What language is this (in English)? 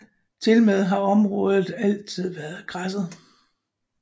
Danish